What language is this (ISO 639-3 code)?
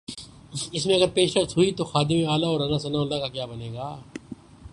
urd